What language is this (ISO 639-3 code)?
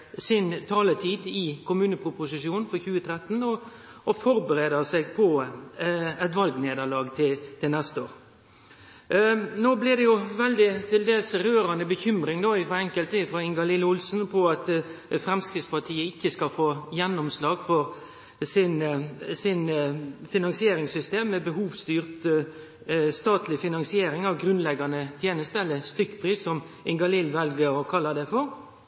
nno